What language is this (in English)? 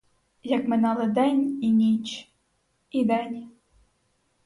Ukrainian